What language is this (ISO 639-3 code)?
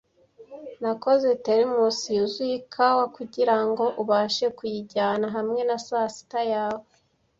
kin